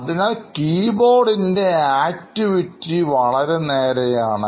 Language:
Malayalam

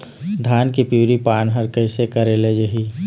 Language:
Chhattisgarhi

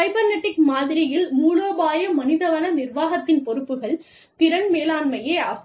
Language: Tamil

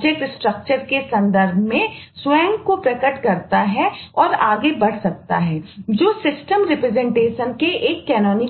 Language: Hindi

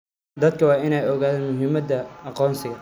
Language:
Somali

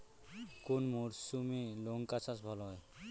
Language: Bangla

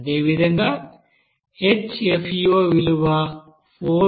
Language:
Telugu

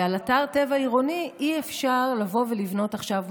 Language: Hebrew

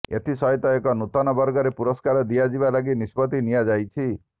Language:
Odia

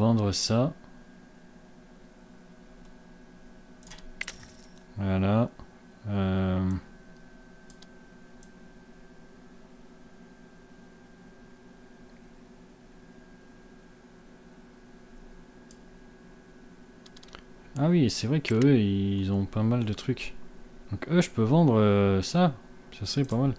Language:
French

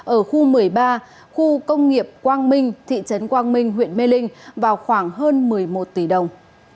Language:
Vietnamese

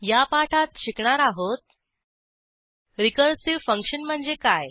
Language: Marathi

